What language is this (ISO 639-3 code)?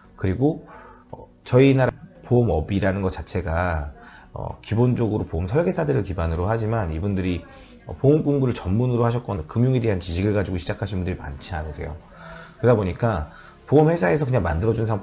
kor